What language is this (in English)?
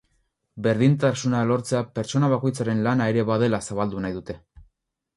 Basque